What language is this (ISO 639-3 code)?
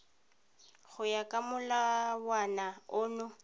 tsn